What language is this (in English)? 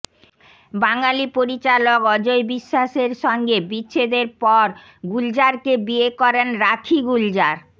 Bangla